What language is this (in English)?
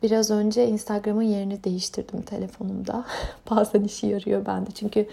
Turkish